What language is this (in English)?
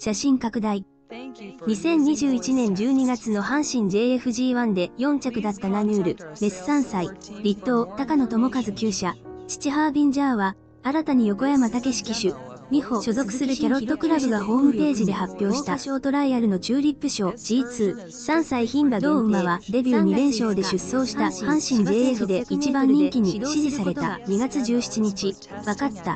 Japanese